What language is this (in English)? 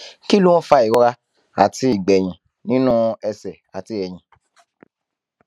Yoruba